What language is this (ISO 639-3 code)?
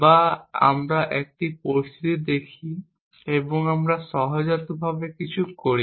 ben